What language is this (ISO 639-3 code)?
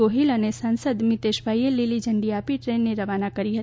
guj